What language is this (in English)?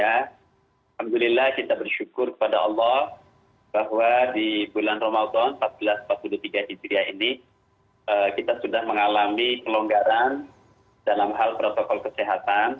Indonesian